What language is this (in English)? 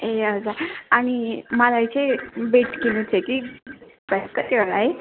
Nepali